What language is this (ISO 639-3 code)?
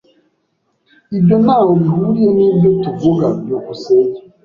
kin